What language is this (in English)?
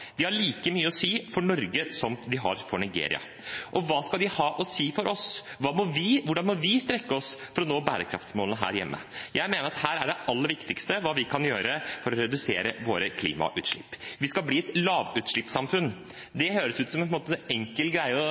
Norwegian Bokmål